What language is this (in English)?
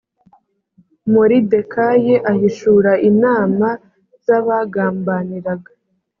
Kinyarwanda